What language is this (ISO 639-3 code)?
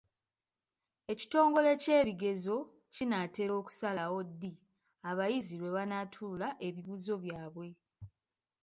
lug